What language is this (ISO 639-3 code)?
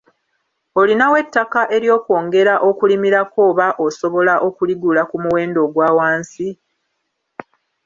lug